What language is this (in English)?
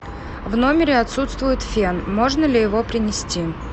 Russian